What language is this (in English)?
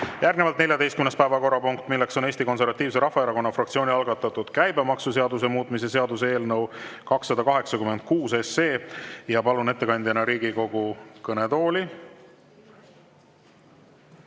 Estonian